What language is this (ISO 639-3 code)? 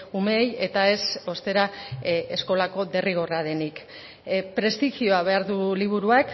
eus